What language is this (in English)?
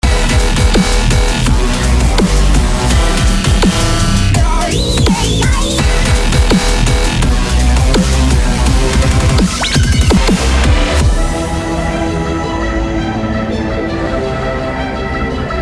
Korean